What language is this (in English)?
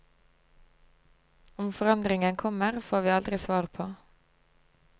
Norwegian